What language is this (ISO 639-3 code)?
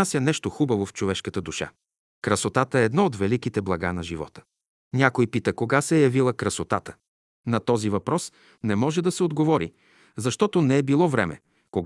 bul